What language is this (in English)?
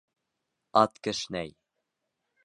Bashkir